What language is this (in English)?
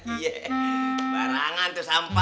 Indonesian